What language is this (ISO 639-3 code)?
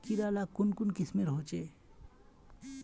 mag